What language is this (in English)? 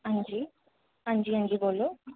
Dogri